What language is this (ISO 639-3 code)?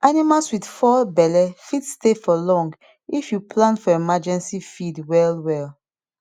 pcm